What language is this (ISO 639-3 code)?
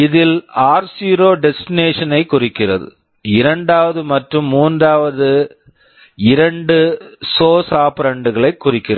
tam